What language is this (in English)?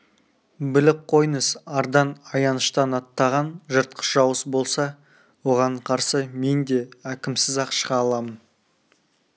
Kazakh